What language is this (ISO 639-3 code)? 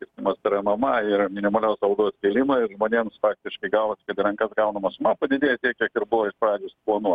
lit